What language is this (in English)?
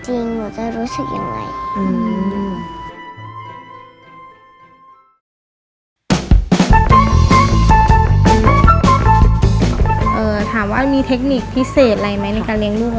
Thai